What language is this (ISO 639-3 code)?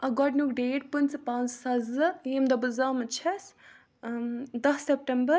kas